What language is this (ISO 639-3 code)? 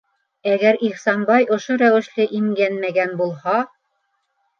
bak